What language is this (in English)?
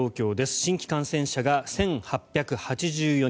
Japanese